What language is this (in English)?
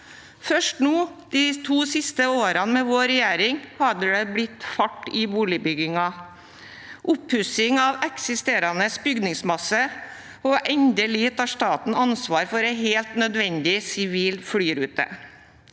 Norwegian